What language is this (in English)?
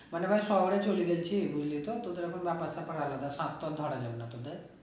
Bangla